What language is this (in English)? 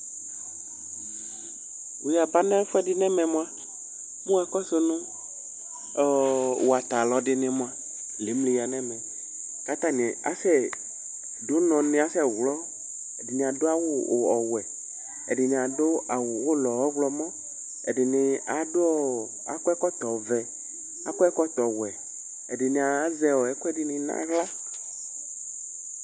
Ikposo